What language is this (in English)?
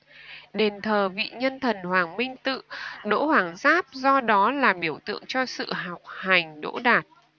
Vietnamese